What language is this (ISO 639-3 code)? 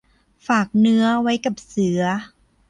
tha